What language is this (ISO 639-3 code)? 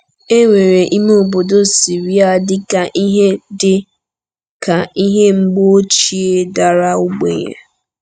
ibo